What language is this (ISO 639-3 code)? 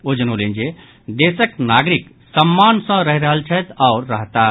mai